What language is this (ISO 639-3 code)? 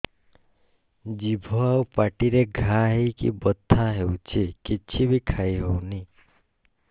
ori